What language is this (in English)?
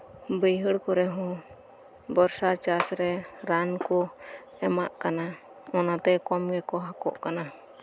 Santali